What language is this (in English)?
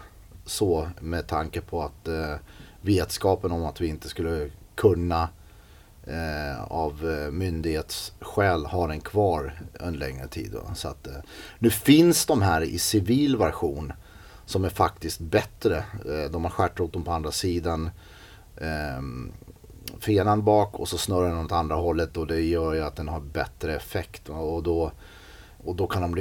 Swedish